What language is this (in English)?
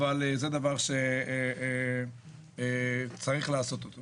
Hebrew